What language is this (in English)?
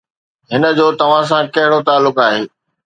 Sindhi